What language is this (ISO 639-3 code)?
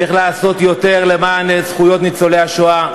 heb